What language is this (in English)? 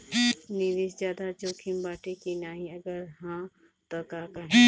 Bhojpuri